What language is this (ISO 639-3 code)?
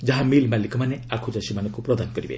ori